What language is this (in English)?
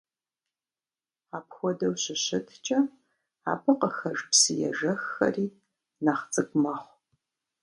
Kabardian